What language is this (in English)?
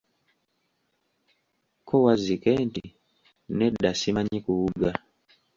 Ganda